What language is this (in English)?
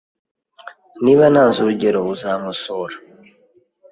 Kinyarwanda